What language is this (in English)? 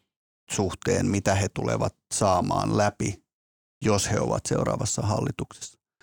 Finnish